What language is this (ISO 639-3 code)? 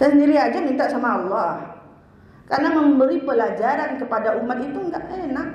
ind